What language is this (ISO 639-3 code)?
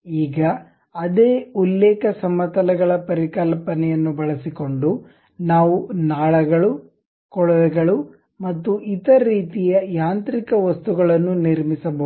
kan